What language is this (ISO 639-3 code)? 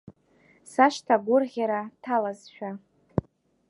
abk